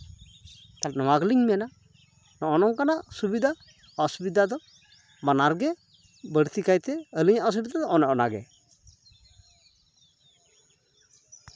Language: Santali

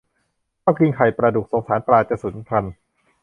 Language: Thai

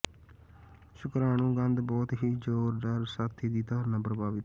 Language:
Punjabi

